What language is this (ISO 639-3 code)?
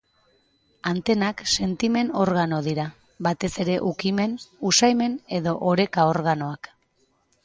eus